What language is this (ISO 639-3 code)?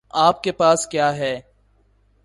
urd